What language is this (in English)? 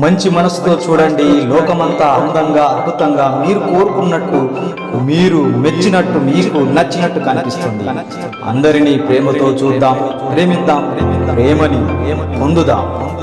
Telugu